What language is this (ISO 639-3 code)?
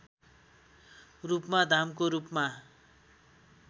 nep